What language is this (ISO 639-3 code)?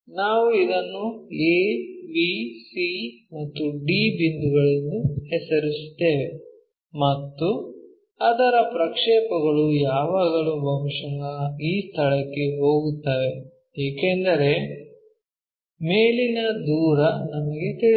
kan